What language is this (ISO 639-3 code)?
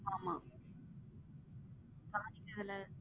tam